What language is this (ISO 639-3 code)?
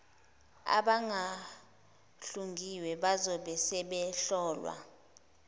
zul